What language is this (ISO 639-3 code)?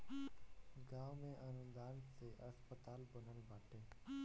bho